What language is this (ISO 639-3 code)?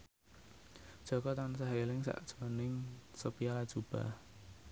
jav